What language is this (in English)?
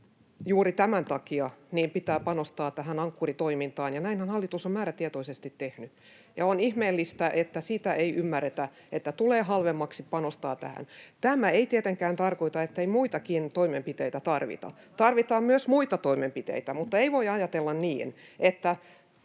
Finnish